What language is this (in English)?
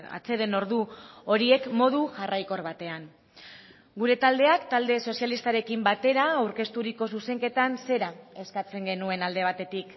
Basque